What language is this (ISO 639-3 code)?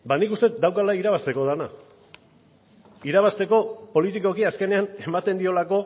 eus